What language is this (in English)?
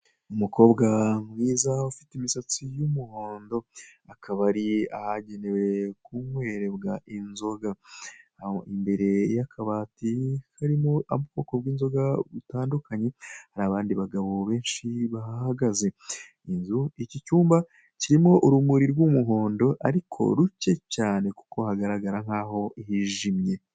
Kinyarwanda